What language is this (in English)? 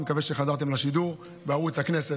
Hebrew